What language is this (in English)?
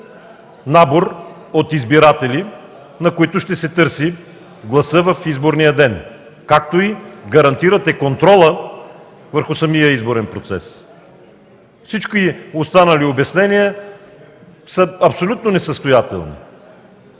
Bulgarian